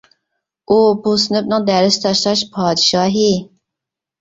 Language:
Uyghur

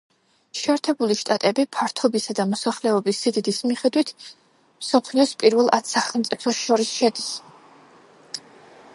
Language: Georgian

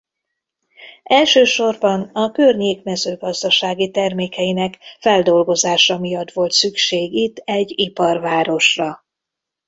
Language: Hungarian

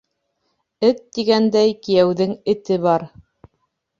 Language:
Bashkir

